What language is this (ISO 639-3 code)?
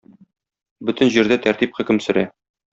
tat